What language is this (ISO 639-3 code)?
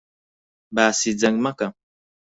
ckb